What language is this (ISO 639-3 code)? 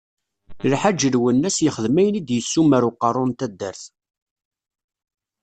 kab